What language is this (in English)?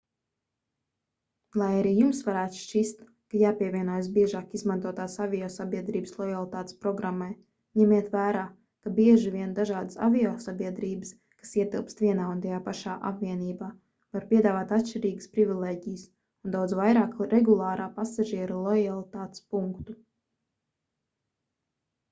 Latvian